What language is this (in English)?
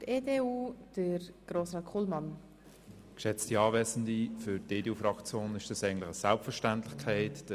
Swiss German